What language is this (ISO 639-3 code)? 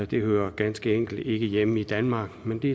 dan